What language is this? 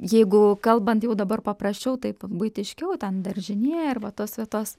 Lithuanian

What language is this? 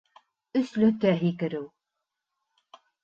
Bashkir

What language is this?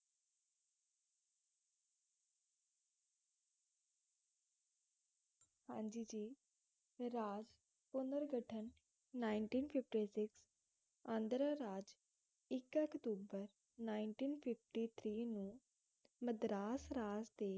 Punjabi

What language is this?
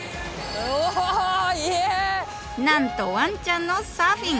Japanese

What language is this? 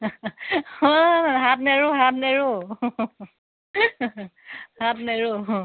Assamese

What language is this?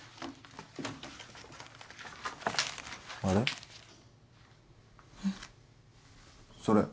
Japanese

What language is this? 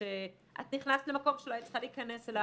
Hebrew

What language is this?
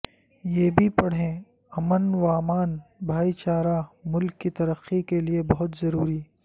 Urdu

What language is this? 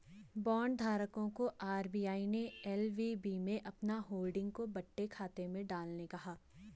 Hindi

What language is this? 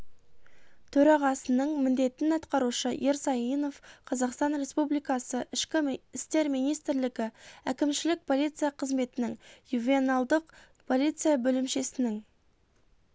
Kazakh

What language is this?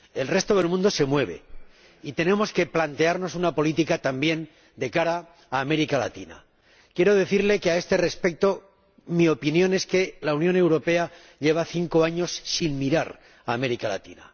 Spanish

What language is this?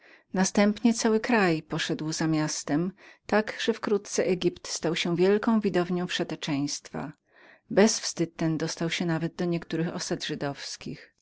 Polish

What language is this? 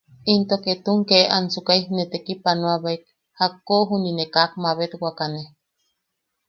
Yaqui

